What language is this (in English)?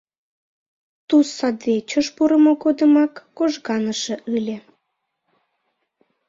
Mari